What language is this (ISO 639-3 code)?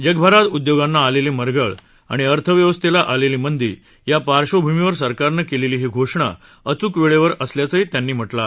mar